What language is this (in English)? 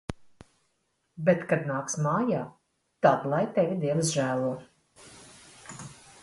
Latvian